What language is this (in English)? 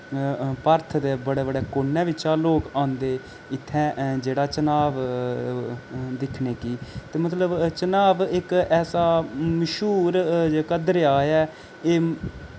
Dogri